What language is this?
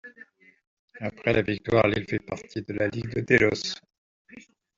French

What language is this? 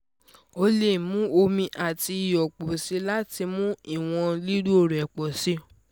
Yoruba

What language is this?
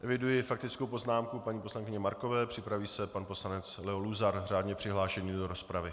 Czech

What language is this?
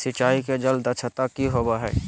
Magahi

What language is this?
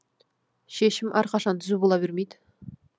Kazakh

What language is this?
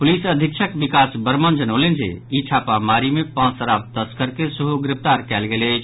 Maithili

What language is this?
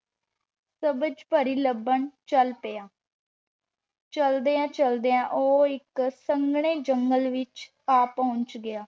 Punjabi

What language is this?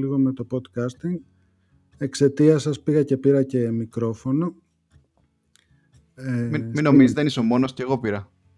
Greek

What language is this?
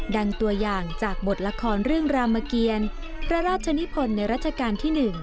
Thai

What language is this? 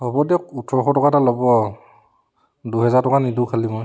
Assamese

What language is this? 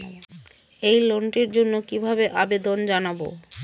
Bangla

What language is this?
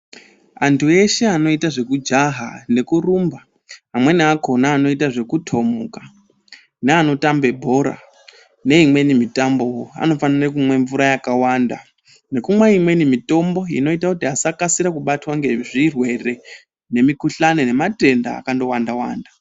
Ndau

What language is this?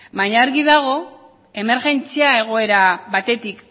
Basque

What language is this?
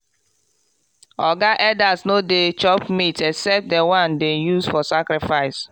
Nigerian Pidgin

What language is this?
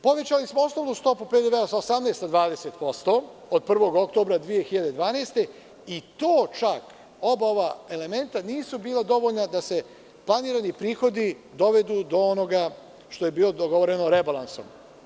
Serbian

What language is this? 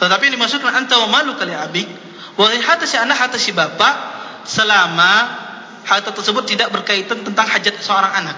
Malay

